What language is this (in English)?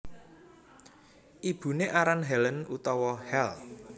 Javanese